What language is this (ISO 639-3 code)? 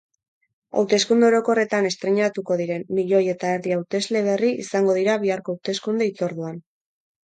eus